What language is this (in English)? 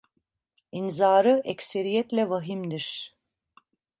Turkish